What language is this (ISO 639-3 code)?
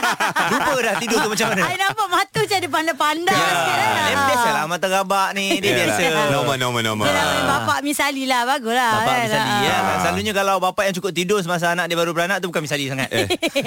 msa